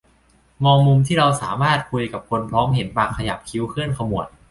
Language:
Thai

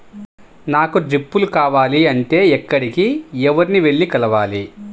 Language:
Telugu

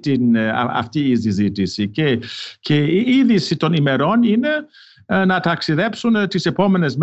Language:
Greek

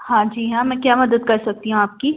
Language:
Hindi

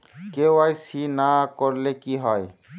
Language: Bangla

